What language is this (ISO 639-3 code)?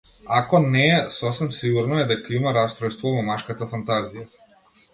mkd